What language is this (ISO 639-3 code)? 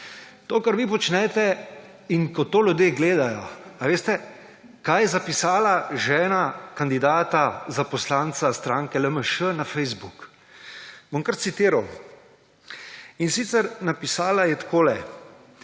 slv